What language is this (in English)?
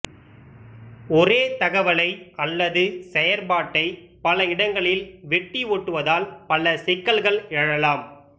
Tamil